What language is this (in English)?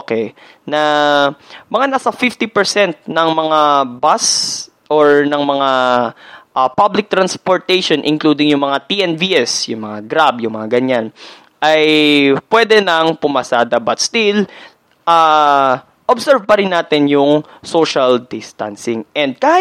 Filipino